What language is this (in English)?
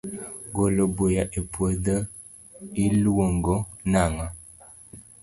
Luo (Kenya and Tanzania)